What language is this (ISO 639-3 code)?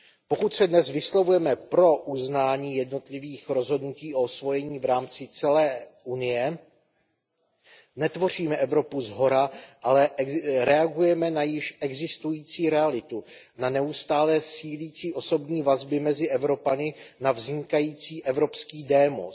ces